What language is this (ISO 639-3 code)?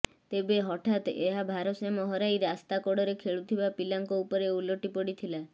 ori